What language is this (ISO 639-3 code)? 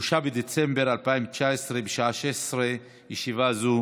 heb